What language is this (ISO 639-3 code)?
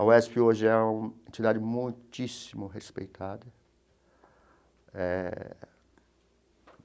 por